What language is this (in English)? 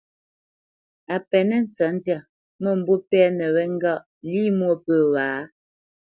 Bamenyam